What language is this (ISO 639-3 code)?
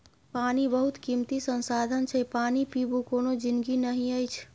mai